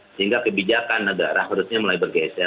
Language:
Indonesian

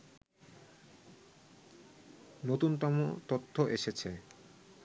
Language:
Bangla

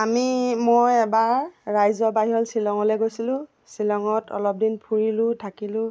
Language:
Assamese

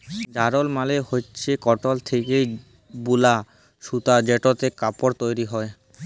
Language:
Bangla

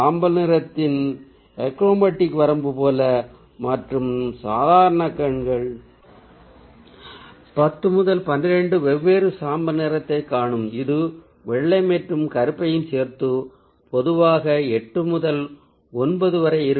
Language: Tamil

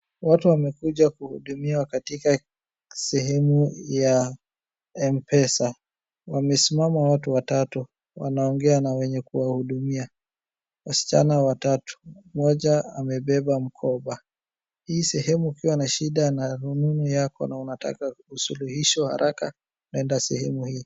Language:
Swahili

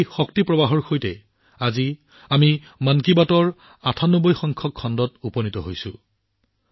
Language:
Assamese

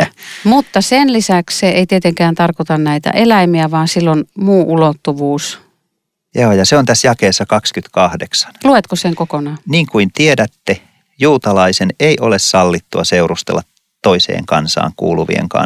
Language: Finnish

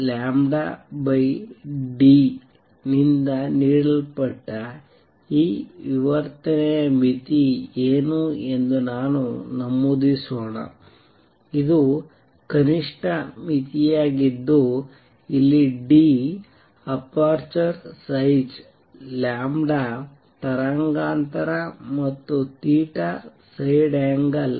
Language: Kannada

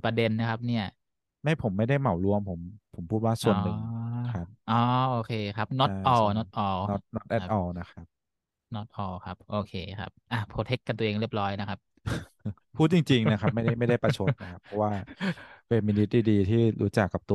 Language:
Thai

